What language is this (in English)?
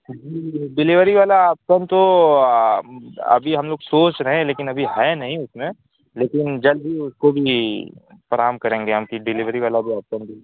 Urdu